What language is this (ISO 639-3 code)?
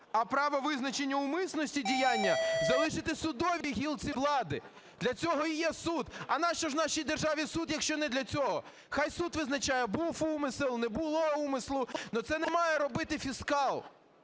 ukr